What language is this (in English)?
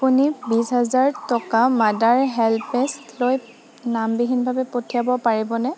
Assamese